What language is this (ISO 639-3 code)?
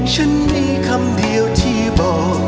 tha